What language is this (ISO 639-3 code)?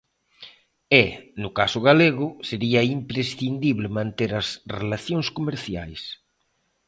glg